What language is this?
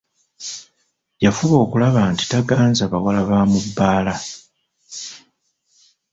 Ganda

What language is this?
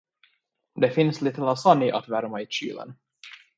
Swedish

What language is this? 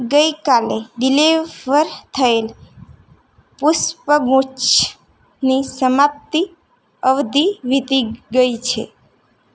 Gujarati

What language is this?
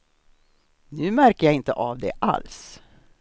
Swedish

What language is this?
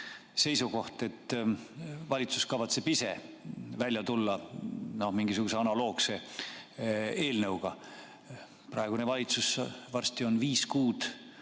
Estonian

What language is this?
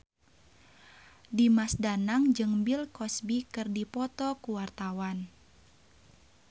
Sundanese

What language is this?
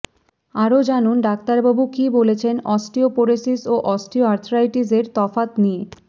Bangla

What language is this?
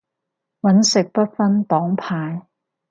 Cantonese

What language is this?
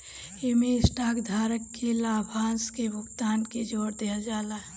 Bhojpuri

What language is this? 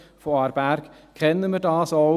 Swiss German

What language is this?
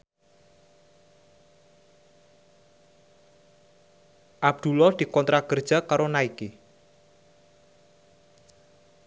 Javanese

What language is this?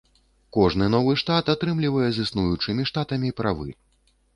Belarusian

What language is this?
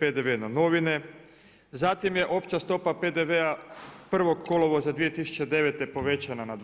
Croatian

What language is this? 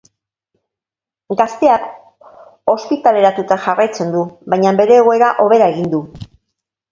Basque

